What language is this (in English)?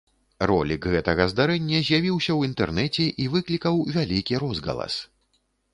Belarusian